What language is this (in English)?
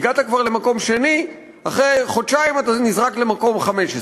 Hebrew